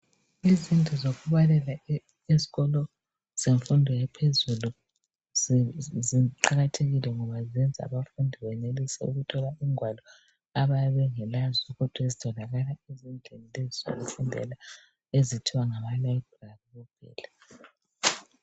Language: North Ndebele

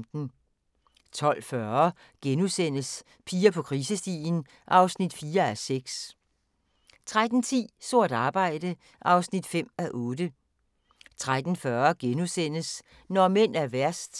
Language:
Danish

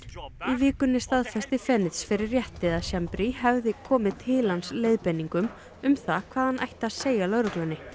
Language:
Icelandic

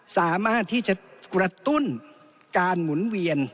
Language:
Thai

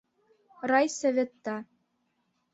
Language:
Bashkir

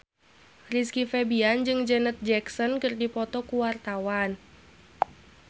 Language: Sundanese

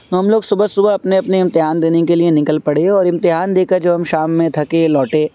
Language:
Urdu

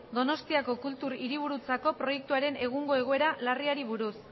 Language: Basque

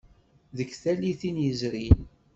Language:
Kabyle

